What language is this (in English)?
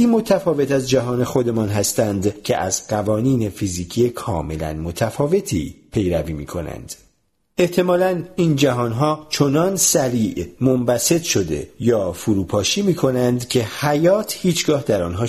Persian